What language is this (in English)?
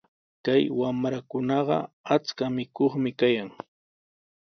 Sihuas Ancash Quechua